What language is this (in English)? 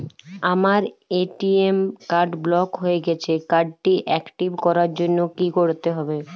Bangla